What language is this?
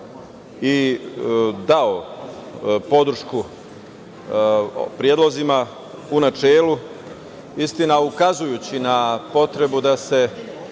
Serbian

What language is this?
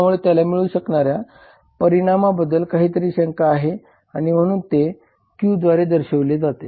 Marathi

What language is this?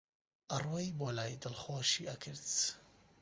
Central Kurdish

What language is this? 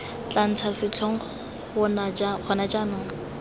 Tswana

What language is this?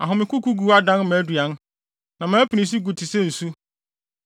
Akan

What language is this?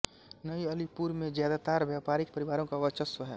Hindi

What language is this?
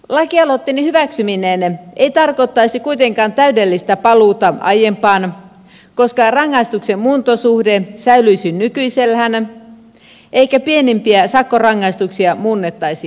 Finnish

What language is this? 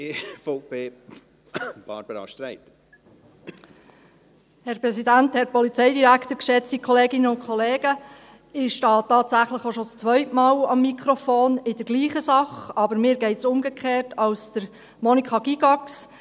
Swiss German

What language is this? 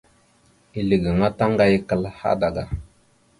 Mada (Cameroon)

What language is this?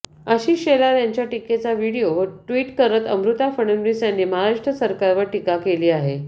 Marathi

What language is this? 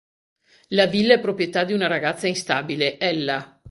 Italian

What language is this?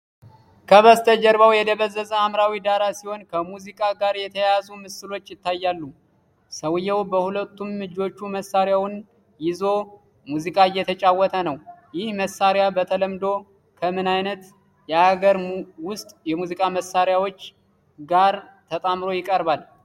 Amharic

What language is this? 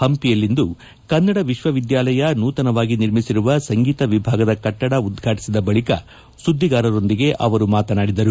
Kannada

